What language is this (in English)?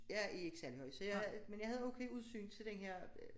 Danish